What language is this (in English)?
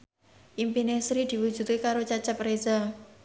Javanese